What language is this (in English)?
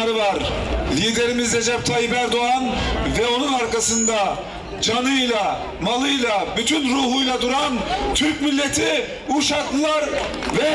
Turkish